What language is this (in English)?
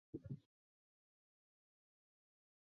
Chinese